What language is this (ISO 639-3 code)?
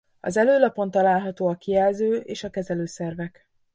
hun